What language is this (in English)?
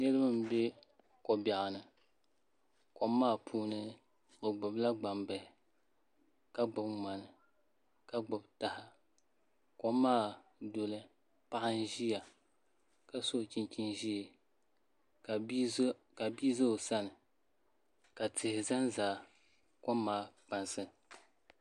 Dagbani